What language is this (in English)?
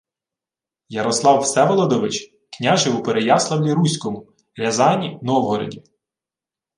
Ukrainian